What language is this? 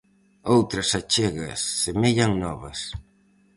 Galician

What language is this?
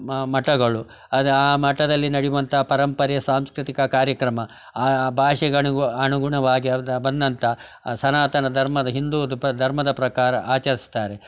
Kannada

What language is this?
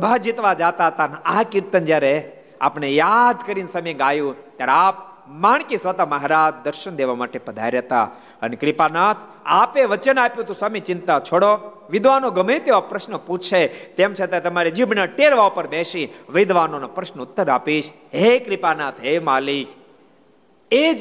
Gujarati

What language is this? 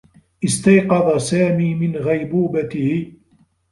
Arabic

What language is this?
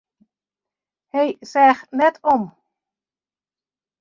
Western Frisian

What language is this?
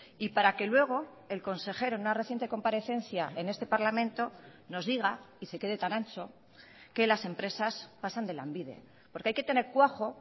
Spanish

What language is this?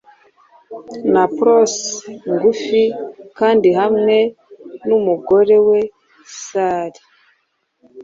Kinyarwanda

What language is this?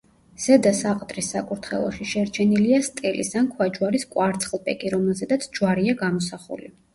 Georgian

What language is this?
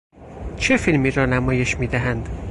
Persian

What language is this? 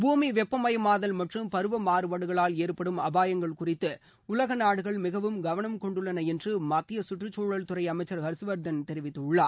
Tamil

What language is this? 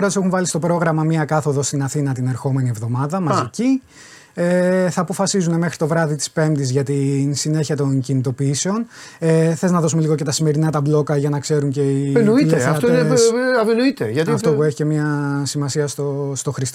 Greek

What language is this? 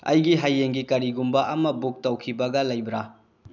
Manipuri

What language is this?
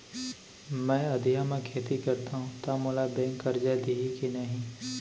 Chhattisgarhi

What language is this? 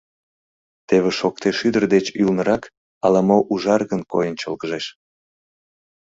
Mari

